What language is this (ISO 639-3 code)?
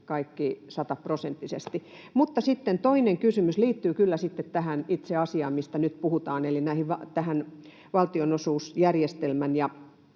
fin